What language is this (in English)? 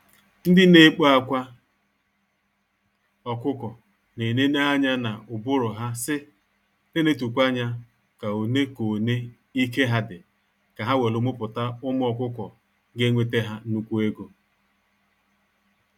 Igbo